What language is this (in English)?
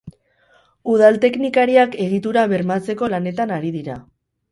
Basque